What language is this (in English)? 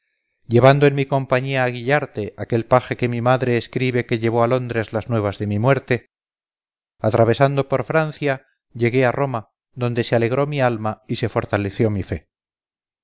Spanish